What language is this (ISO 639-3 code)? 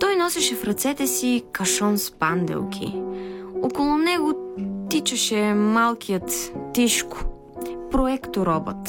bul